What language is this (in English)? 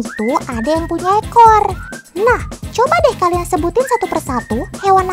Indonesian